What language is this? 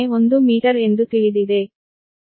Kannada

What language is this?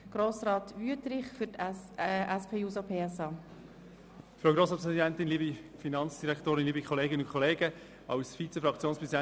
Swiss German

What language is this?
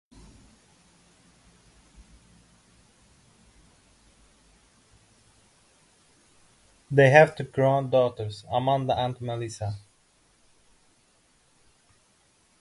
English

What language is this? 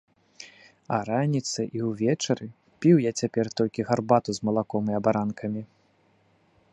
Belarusian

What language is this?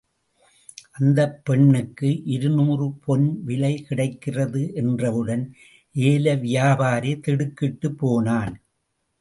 Tamil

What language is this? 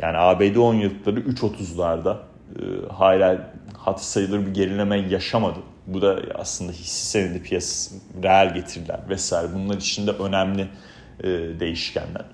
Turkish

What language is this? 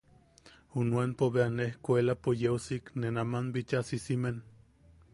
Yaqui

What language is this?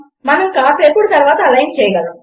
Telugu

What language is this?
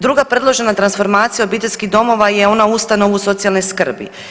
Croatian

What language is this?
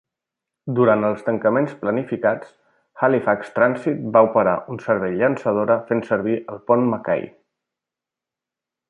Catalan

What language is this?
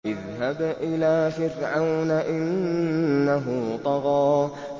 Arabic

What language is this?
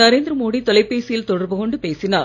Tamil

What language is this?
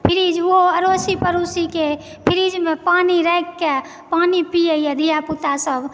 Maithili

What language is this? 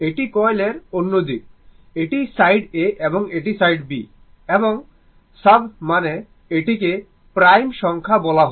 Bangla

